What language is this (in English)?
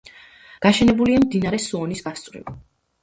Georgian